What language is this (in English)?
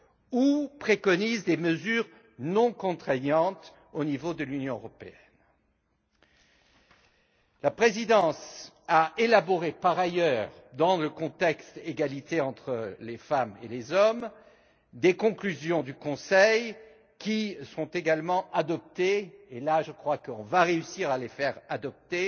French